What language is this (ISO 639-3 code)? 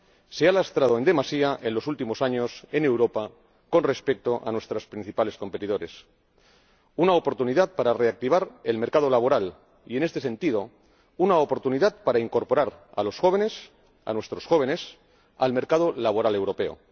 spa